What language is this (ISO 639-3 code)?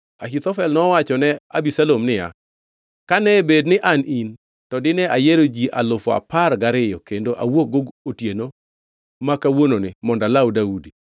luo